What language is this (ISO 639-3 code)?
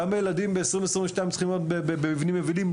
heb